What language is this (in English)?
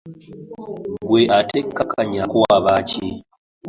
Ganda